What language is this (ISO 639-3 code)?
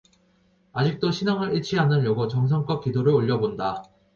kor